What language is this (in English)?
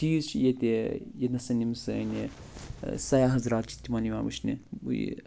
Kashmiri